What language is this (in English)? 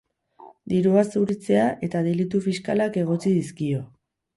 Basque